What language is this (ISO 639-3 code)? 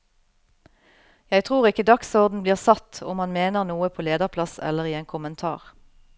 nor